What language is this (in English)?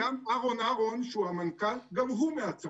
Hebrew